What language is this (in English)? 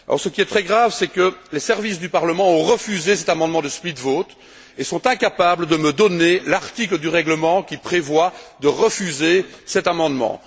French